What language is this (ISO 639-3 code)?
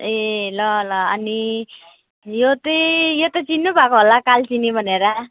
nep